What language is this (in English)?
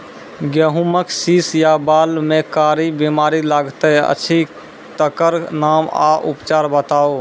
Maithili